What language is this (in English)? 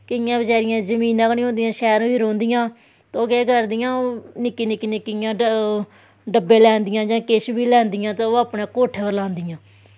Dogri